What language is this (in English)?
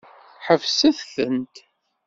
Kabyle